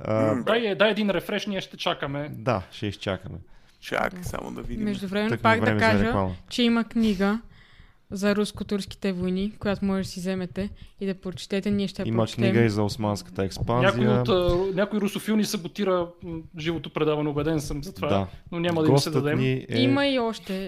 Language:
Bulgarian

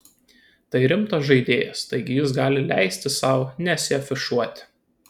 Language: Lithuanian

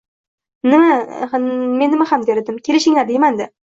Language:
Uzbek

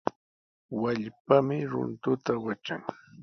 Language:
Sihuas Ancash Quechua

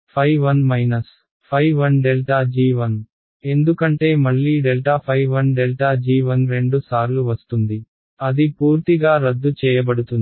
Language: Telugu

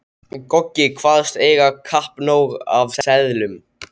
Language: Icelandic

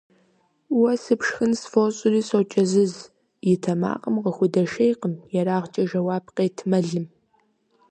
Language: Kabardian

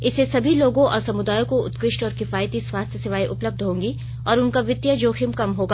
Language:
Hindi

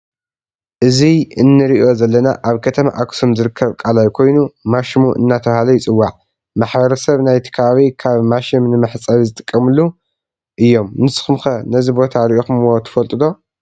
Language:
Tigrinya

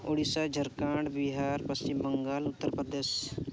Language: Santali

